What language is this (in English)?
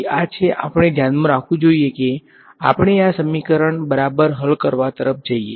Gujarati